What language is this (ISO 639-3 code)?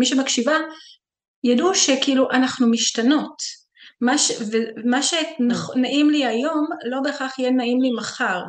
heb